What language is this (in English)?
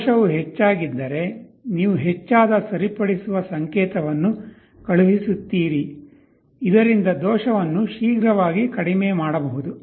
Kannada